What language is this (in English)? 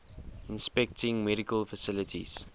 English